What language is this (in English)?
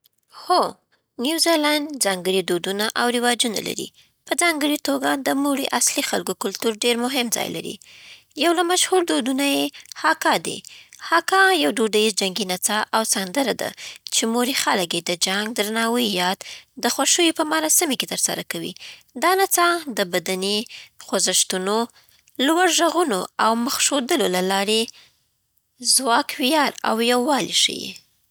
Southern Pashto